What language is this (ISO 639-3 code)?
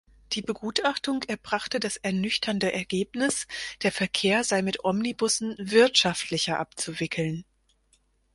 deu